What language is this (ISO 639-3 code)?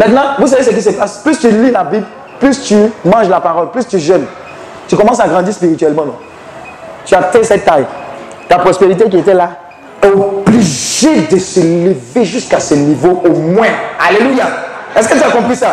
fra